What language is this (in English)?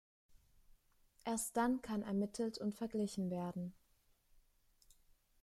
German